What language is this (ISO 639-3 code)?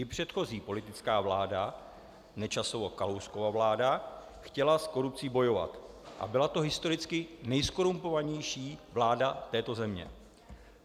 ces